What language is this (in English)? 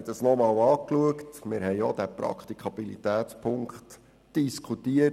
Swiss German